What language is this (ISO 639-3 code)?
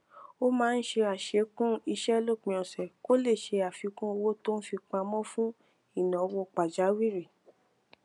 yor